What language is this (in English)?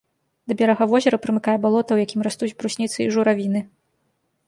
Belarusian